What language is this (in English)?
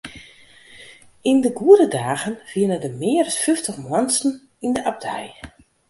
Western Frisian